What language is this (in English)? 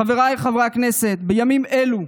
Hebrew